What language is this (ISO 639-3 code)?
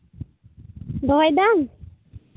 sat